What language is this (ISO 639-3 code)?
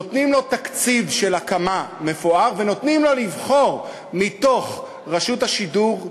heb